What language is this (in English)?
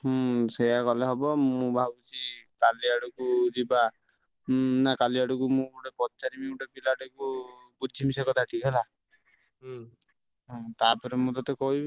Odia